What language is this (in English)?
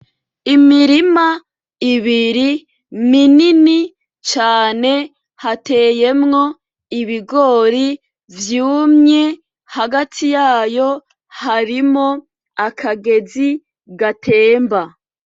Rundi